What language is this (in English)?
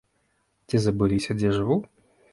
Belarusian